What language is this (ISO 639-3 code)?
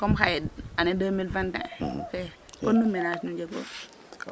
srr